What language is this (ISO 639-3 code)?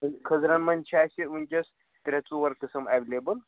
kas